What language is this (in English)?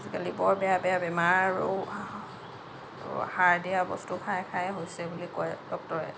Assamese